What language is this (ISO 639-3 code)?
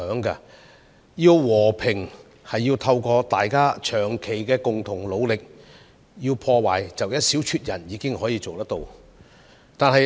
yue